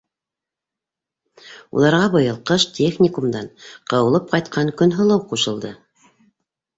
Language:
Bashkir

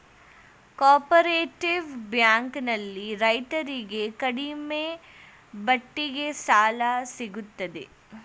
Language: Kannada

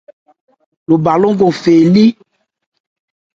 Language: Ebrié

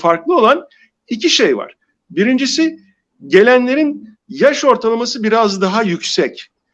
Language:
Turkish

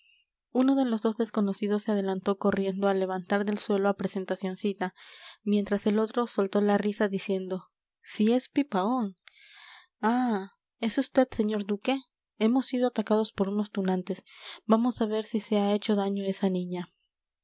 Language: Spanish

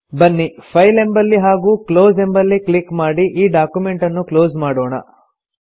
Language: Kannada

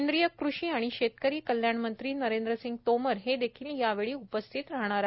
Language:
Marathi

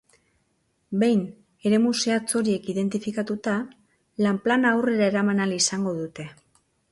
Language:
Basque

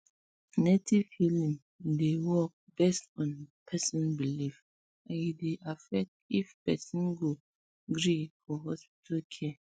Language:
Nigerian Pidgin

